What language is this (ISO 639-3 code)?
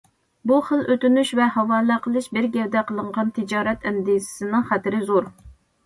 uig